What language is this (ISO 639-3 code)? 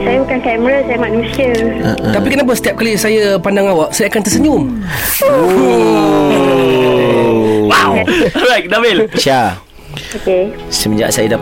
msa